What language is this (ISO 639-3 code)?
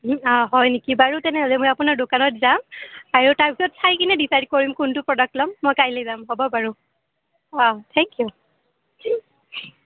asm